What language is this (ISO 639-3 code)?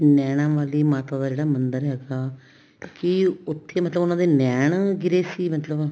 pan